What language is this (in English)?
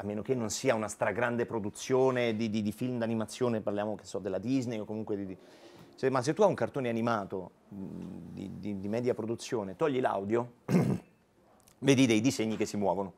Italian